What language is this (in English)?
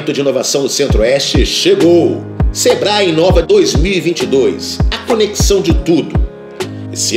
Portuguese